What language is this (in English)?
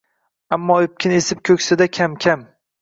Uzbek